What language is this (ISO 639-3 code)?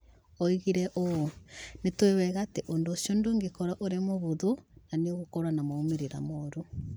kik